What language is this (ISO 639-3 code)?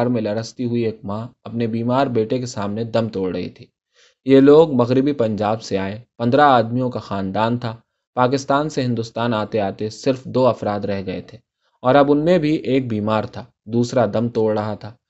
urd